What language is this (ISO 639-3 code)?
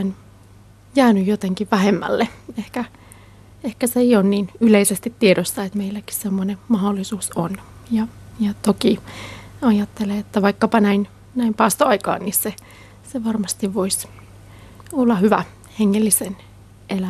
fin